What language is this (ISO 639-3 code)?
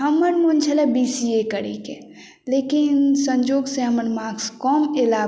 mai